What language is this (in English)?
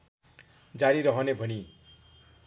Nepali